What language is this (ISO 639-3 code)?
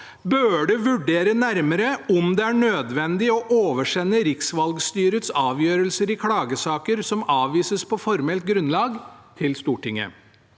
nor